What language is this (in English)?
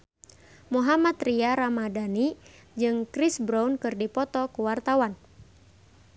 Sundanese